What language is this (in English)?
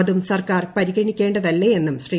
Malayalam